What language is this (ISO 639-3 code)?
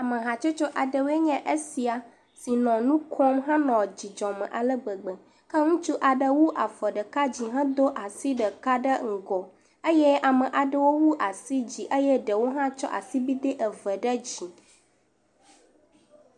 ewe